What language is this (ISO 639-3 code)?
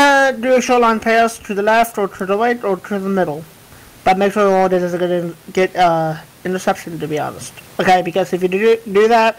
eng